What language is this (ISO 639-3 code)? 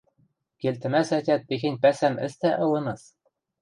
mrj